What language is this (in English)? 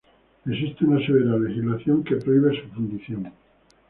Spanish